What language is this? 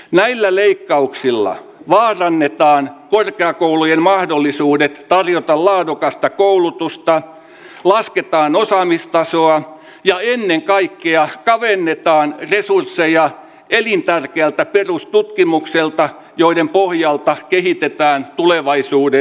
Finnish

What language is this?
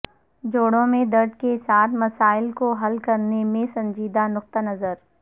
Urdu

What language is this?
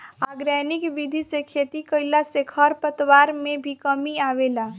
Bhojpuri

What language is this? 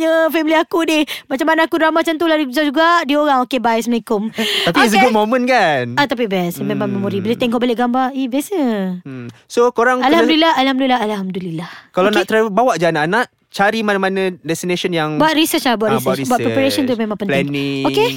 Malay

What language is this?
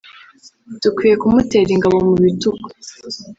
Kinyarwanda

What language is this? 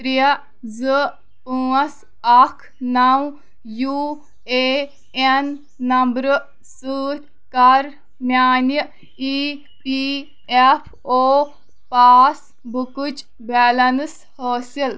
Kashmiri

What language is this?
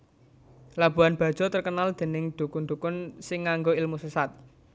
Javanese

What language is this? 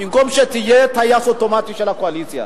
Hebrew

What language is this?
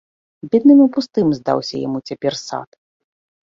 Belarusian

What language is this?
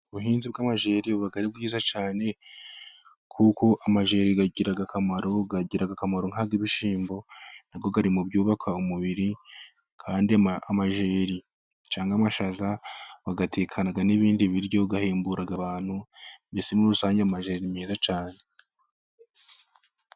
Kinyarwanda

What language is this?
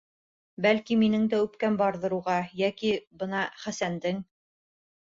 Bashkir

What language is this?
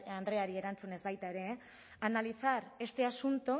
Basque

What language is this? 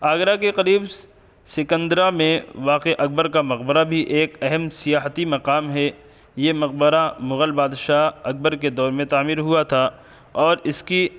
Urdu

